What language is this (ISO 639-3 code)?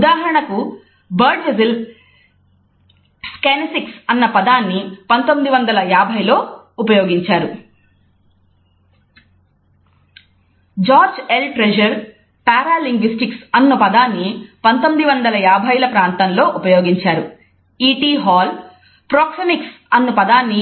tel